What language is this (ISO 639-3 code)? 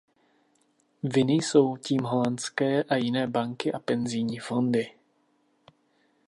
ces